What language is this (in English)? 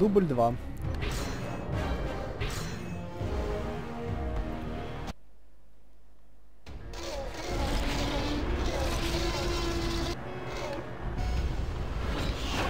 Russian